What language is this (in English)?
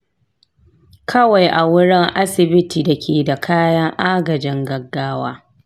Hausa